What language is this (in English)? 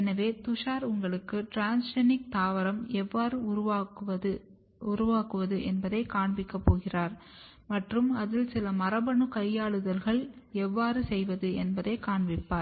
Tamil